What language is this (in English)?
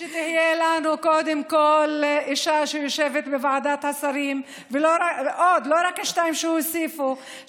Hebrew